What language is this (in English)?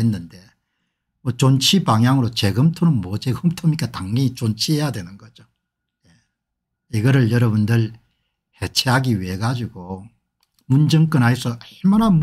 Korean